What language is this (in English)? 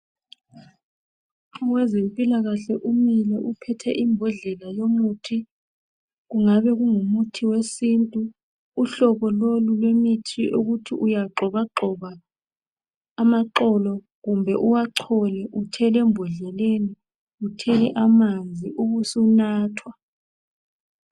North Ndebele